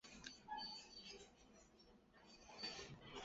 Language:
Chinese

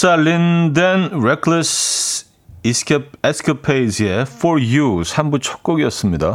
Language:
Korean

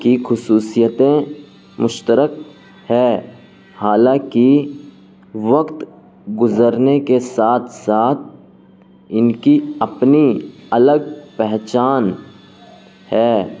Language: Urdu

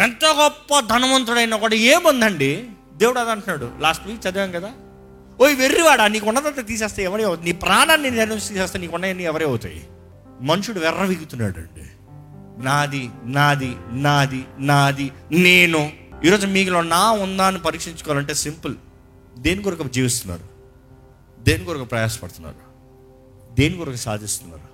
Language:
Telugu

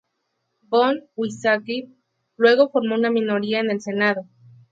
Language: Spanish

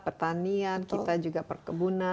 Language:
Indonesian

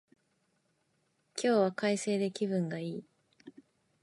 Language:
Japanese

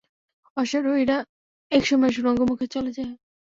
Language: Bangla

